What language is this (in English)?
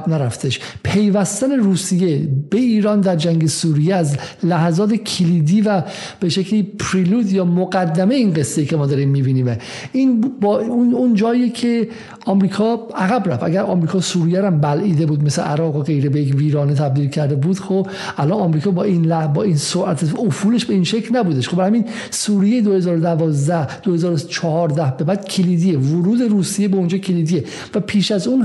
Persian